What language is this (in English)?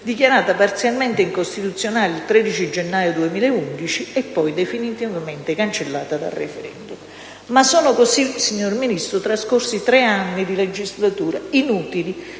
Italian